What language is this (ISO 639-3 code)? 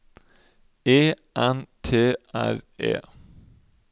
nor